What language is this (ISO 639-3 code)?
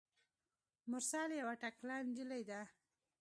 pus